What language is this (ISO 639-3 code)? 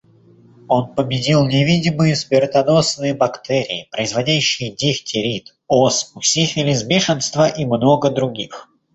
rus